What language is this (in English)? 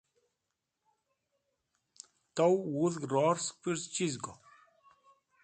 Wakhi